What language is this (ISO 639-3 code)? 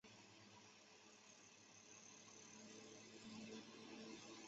zho